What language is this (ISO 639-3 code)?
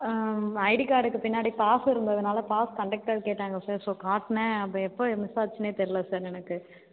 tam